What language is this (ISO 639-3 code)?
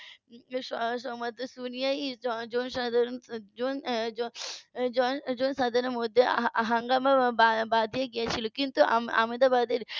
ben